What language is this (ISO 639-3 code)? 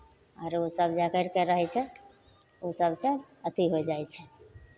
mai